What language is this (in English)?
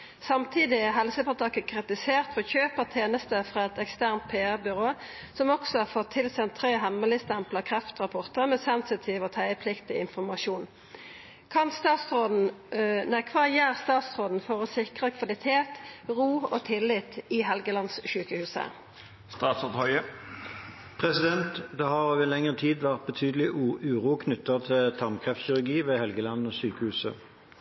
Norwegian